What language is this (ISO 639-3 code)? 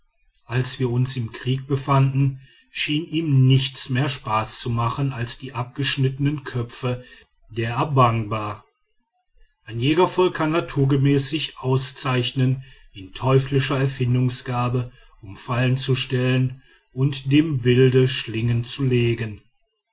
deu